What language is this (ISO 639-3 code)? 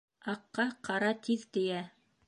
bak